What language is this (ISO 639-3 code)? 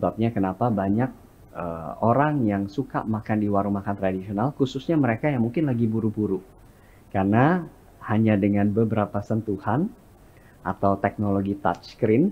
ind